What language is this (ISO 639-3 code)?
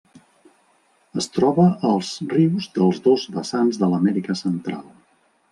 cat